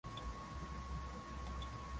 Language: Swahili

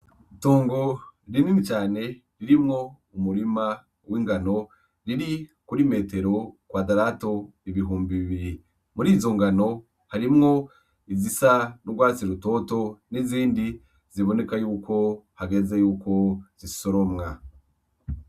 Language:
Rundi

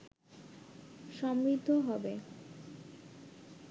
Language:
Bangla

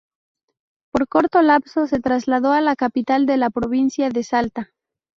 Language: Spanish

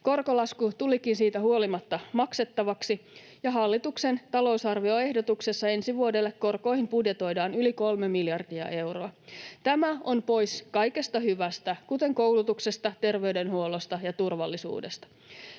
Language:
Finnish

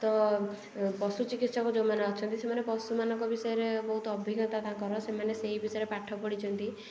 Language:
Odia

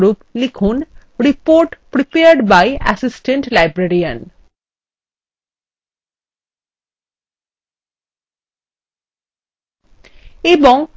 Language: Bangla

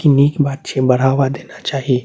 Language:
Maithili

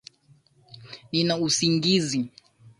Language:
Swahili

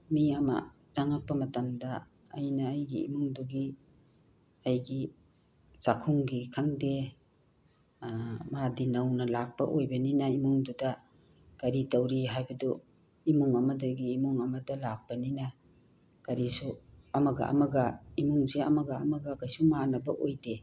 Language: Manipuri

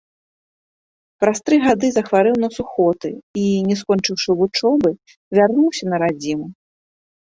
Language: Belarusian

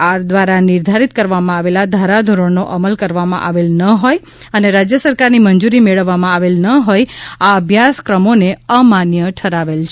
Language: Gujarati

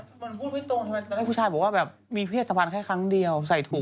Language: Thai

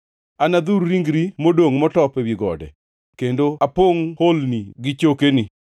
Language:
Luo (Kenya and Tanzania)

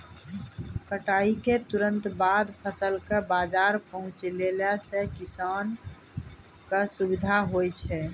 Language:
Maithili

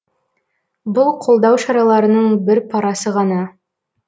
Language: Kazakh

